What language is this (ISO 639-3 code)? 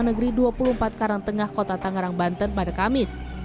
ind